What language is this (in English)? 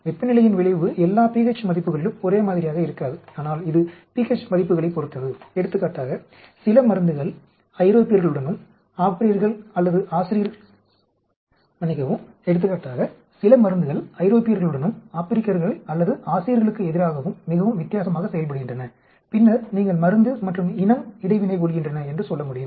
Tamil